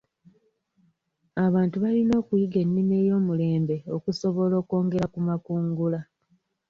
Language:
Ganda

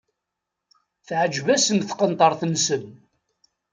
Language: Kabyle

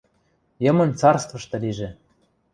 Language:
Western Mari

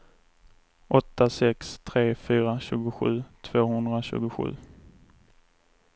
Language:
Swedish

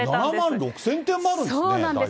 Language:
Japanese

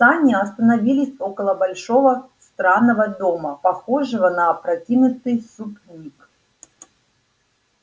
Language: Russian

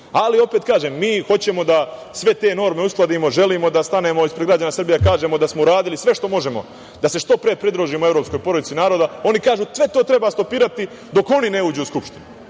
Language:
Serbian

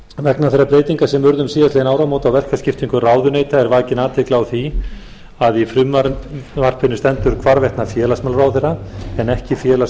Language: Icelandic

